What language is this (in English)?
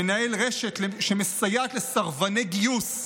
Hebrew